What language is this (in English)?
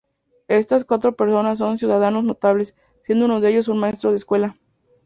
Spanish